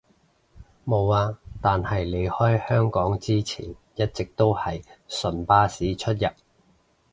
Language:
Cantonese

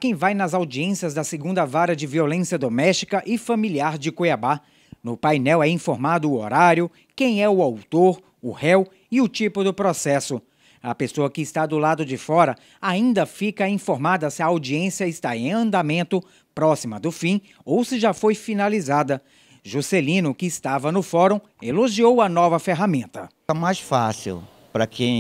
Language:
Portuguese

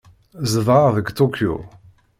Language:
Kabyle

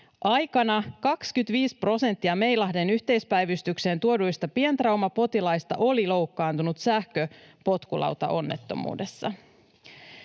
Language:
Finnish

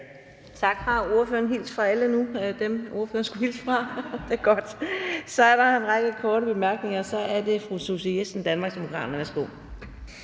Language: Danish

